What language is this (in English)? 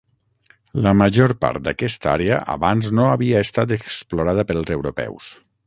Catalan